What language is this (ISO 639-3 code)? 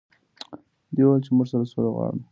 pus